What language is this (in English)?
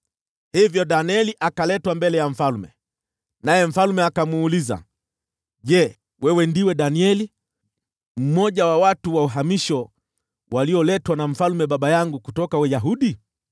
Swahili